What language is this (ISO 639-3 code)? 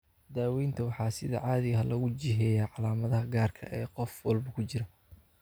som